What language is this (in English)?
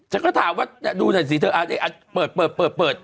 Thai